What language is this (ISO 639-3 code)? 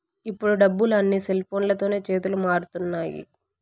tel